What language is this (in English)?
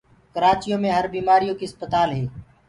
Gurgula